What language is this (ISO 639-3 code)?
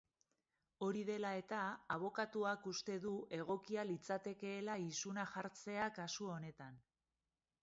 eus